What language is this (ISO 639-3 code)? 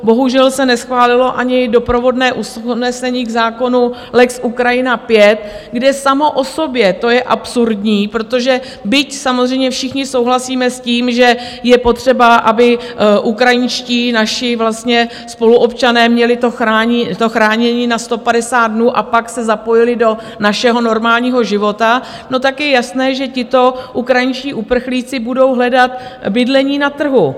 ces